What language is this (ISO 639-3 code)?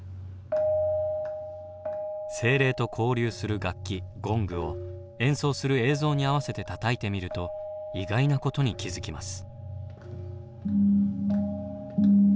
jpn